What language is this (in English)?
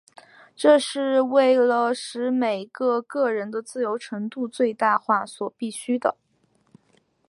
Chinese